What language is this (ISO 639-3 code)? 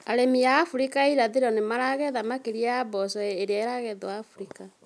kik